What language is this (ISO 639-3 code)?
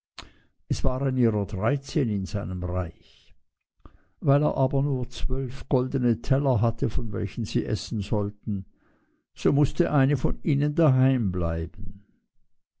deu